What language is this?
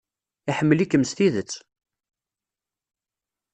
Kabyle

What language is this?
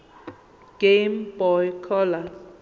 Zulu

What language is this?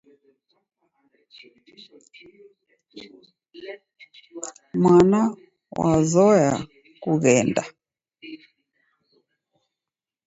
Taita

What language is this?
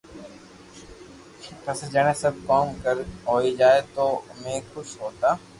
Loarki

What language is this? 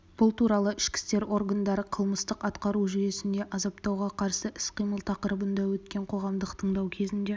Kazakh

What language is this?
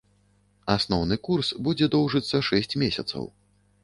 Belarusian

